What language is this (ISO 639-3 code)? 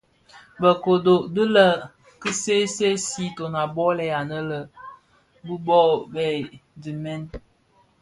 ksf